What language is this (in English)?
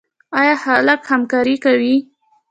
Pashto